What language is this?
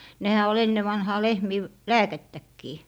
Finnish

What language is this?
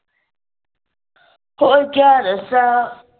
Punjabi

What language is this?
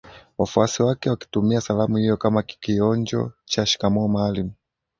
Swahili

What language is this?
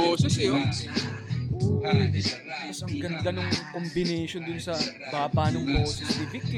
Filipino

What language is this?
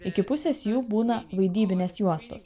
Lithuanian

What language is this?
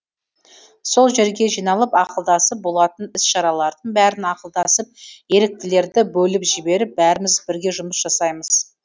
Kazakh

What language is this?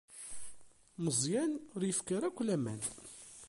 Kabyle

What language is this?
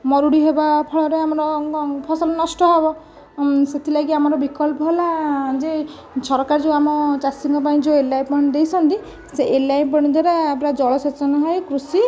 Odia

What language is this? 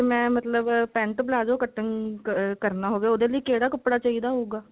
Punjabi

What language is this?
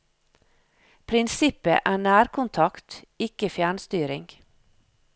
Norwegian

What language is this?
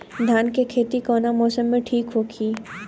Bhojpuri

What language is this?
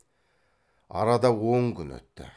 Kazakh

